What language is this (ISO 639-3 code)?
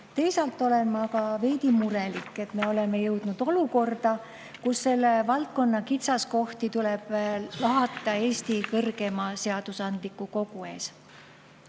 est